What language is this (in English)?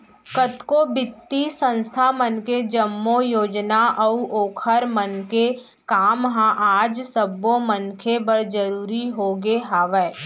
Chhattisgarhi